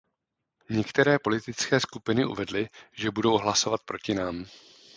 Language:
Czech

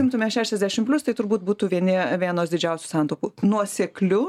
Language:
Lithuanian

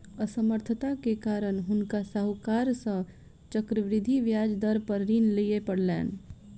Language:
Maithili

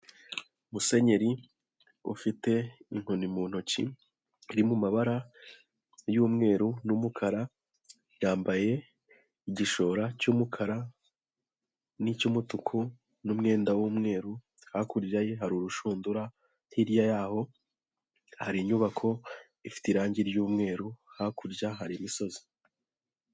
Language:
Kinyarwanda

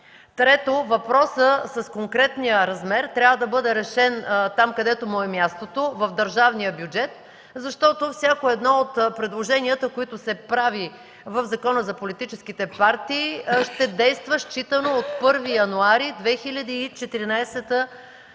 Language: Bulgarian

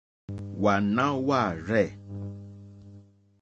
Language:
Mokpwe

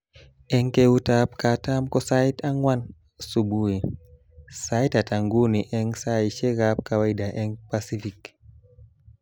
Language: Kalenjin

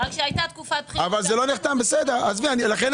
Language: Hebrew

